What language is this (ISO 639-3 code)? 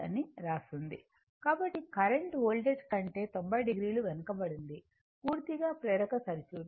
tel